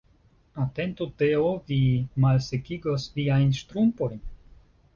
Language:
Esperanto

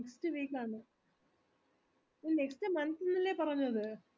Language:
Malayalam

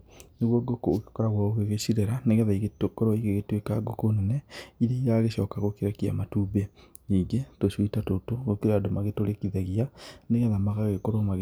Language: Kikuyu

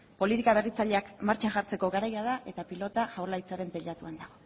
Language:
Basque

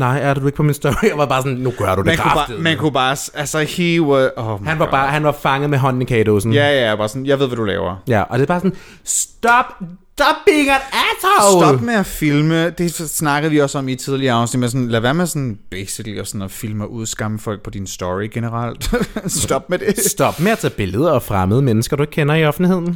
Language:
Danish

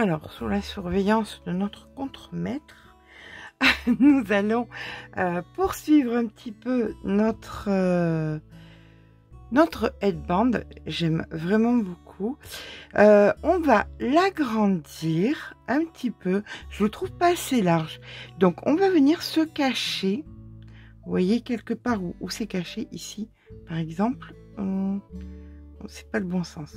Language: French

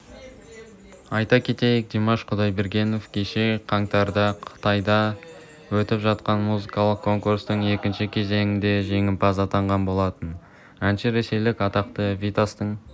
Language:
Kazakh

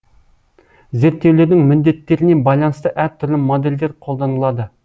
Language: Kazakh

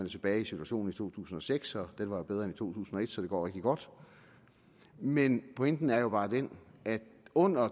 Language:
Danish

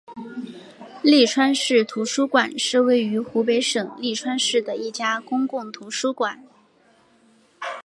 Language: Chinese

